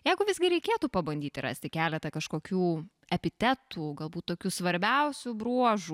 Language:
Lithuanian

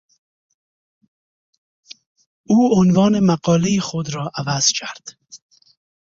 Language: Persian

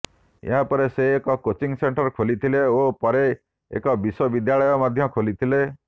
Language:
Odia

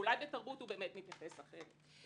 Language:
Hebrew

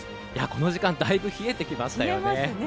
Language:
Japanese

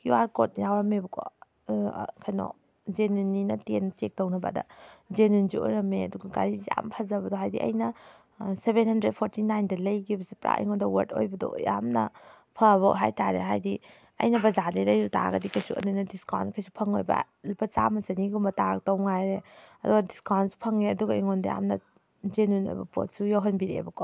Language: Manipuri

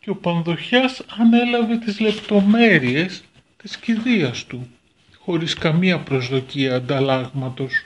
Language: Greek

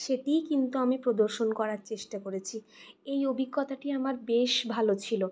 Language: Bangla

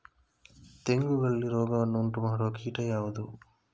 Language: Kannada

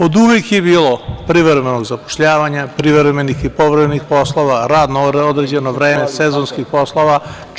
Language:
Serbian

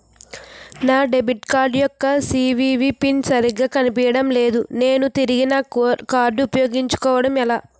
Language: Telugu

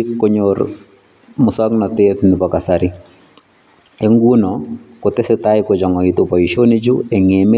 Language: Kalenjin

